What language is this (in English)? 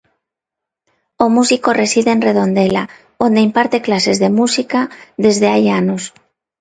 Galician